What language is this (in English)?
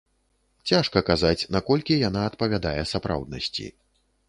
Belarusian